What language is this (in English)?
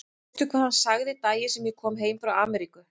Icelandic